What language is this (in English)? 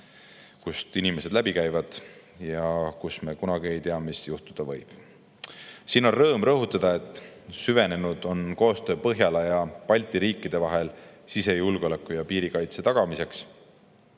Estonian